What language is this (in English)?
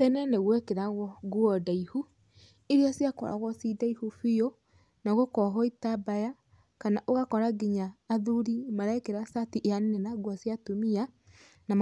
Kikuyu